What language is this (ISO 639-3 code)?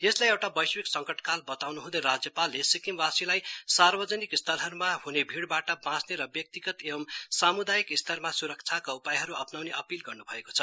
nep